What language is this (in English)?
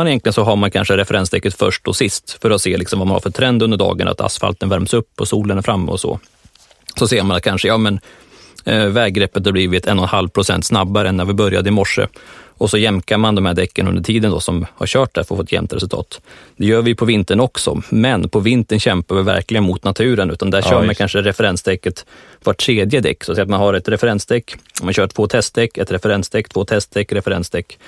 Swedish